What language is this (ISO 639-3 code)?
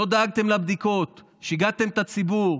heb